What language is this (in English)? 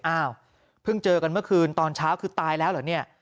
Thai